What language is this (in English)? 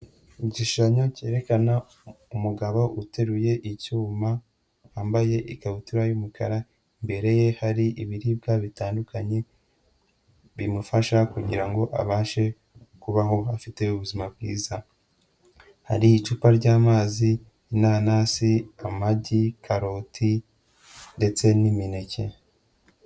Kinyarwanda